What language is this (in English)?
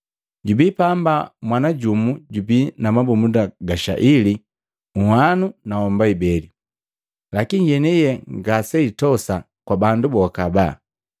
Matengo